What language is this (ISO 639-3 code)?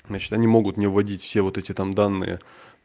rus